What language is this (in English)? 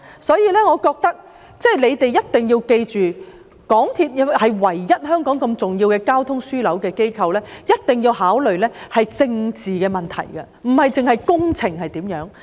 Cantonese